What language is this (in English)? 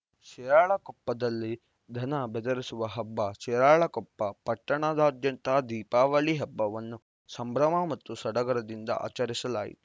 Kannada